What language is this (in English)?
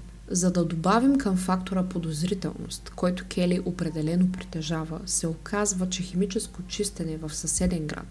Bulgarian